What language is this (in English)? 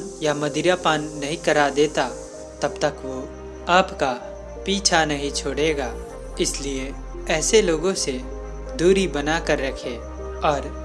Hindi